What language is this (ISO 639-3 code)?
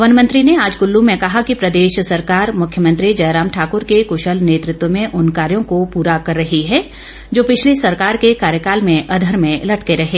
hin